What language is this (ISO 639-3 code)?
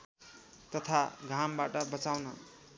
nep